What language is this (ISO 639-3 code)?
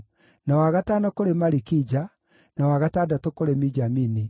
kik